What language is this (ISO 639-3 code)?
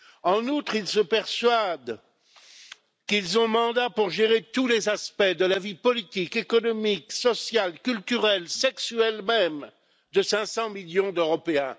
fra